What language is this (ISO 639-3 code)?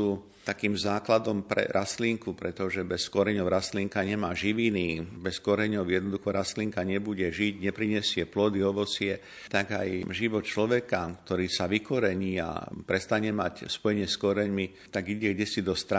slk